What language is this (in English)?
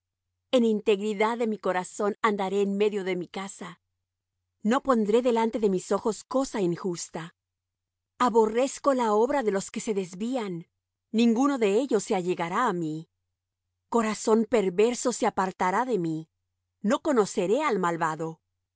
Spanish